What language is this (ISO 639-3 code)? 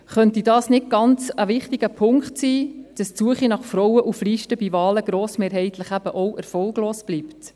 gsw